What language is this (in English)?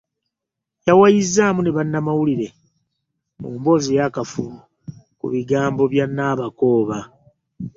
Ganda